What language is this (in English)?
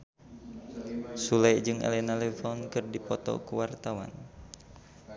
Sundanese